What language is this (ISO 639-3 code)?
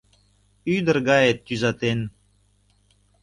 chm